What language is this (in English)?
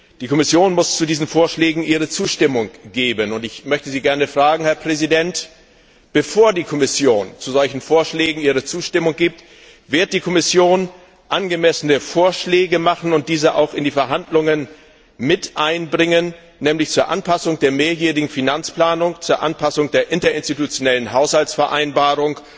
German